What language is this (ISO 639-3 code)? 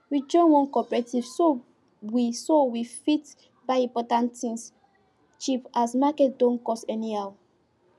pcm